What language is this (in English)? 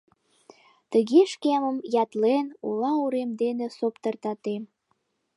Mari